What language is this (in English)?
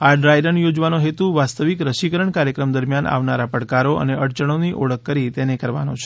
Gujarati